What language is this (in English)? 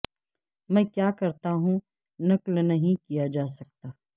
Urdu